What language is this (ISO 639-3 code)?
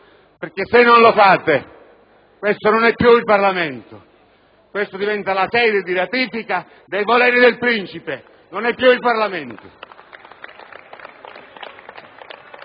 ita